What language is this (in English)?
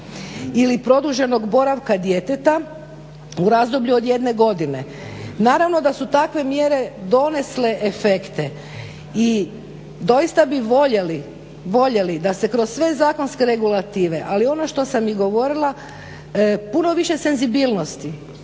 Croatian